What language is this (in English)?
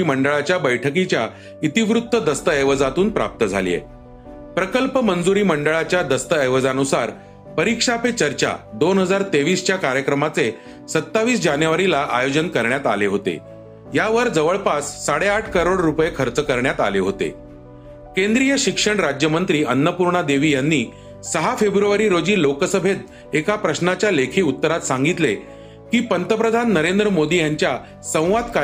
Marathi